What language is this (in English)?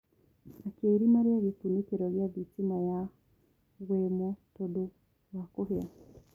Kikuyu